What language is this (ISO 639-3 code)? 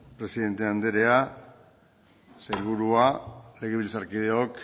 eus